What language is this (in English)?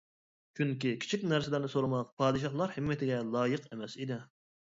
Uyghur